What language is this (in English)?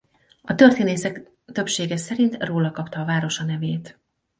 Hungarian